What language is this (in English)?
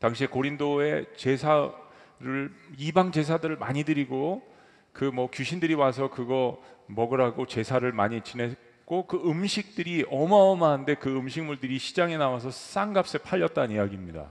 Korean